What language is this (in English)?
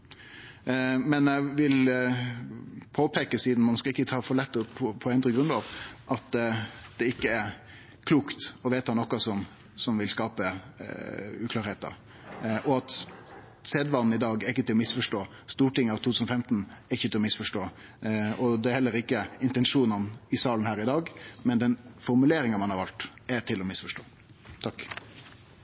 Norwegian Nynorsk